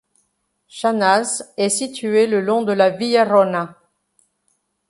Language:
French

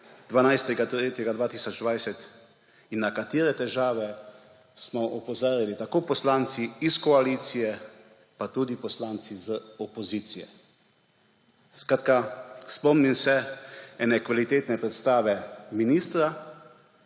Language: Slovenian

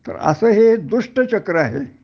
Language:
Marathi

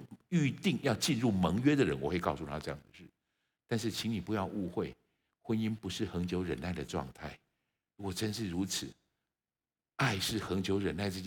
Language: Chinese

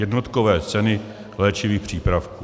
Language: Czech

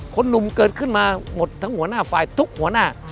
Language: Thai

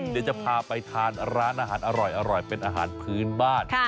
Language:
Thai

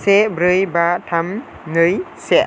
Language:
Bodo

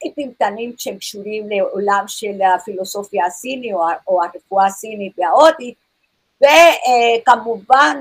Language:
Hebrew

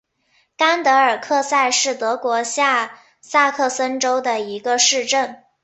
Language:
Chinese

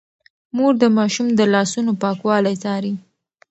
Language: Pashto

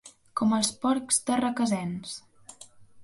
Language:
Catalan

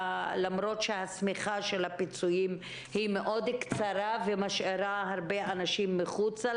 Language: Hebrew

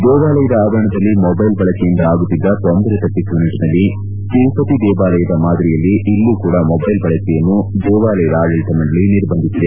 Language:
Kannada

